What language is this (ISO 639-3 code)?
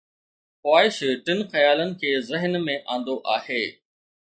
snd